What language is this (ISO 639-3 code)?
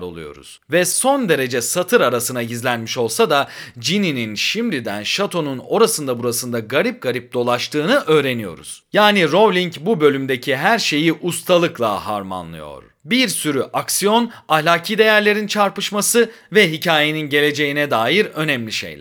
tur